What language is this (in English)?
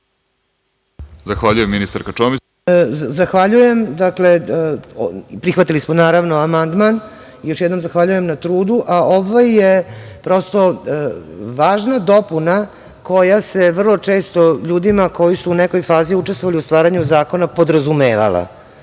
Serbian